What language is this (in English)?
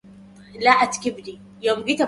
Arabic